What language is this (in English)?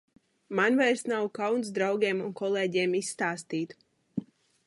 Latvian